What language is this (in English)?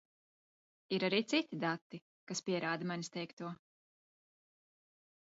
Latvian